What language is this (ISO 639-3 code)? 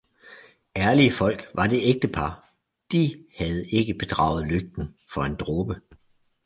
dan